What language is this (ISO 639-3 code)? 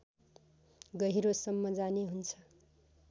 nep